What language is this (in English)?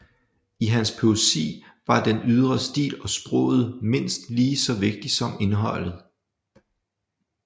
Danish